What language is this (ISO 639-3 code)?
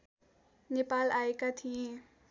nep